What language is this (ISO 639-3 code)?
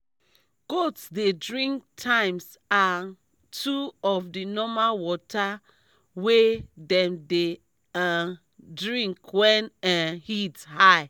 pcm